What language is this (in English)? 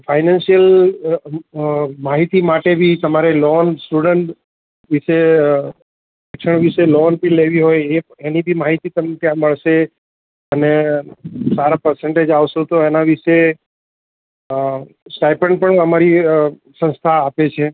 Gujarati